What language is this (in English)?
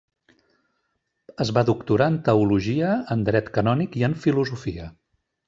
Catalan